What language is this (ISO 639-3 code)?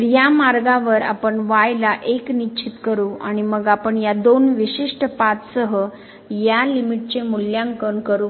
mar